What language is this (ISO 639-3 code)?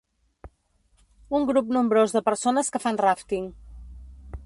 cat